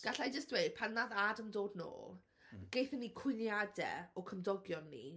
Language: Welsh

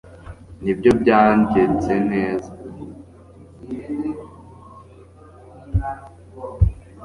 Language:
Kinyarwanda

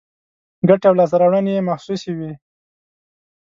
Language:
Pashto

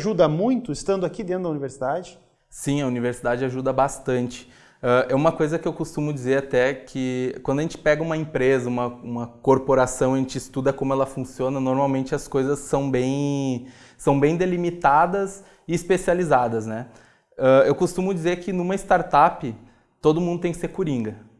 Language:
Portuguese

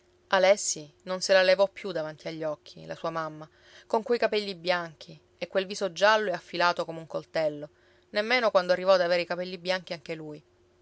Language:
Italian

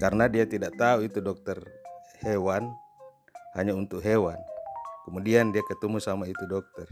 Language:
Indonesian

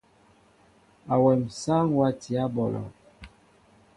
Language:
Mbo (Cameroon)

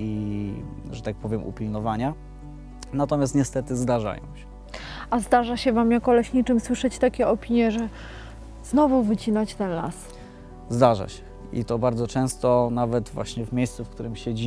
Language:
Polish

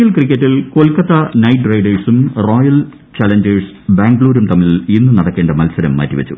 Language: Malayalam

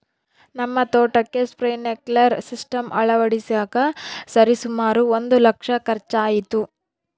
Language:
Kannada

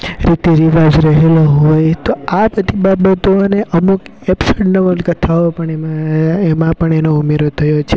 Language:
Gujarati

